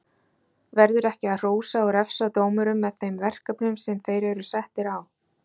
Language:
Icelandic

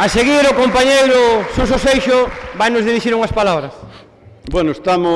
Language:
Italian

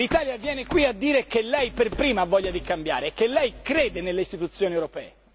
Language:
Italian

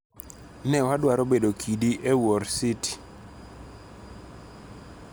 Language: Luo (Kenya and Tanzania)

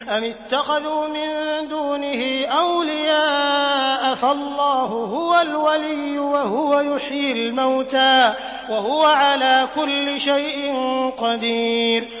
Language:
Arabic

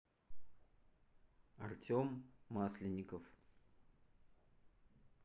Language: Russian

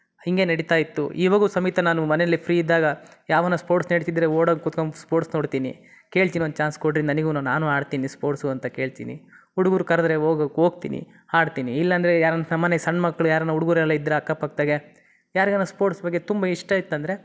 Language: Kannada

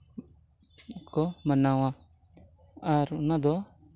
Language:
Santali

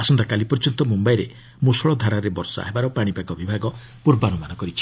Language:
Odia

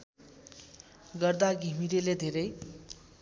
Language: Nepali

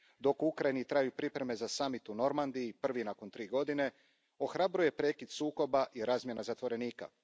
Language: Croatian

